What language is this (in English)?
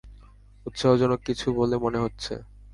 Bangla